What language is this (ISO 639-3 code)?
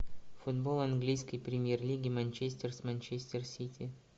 rus